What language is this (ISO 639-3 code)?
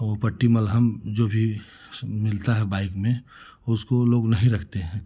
hin